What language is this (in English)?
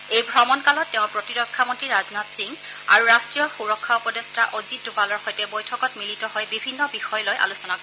Assamese